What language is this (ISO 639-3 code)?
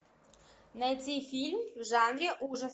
rus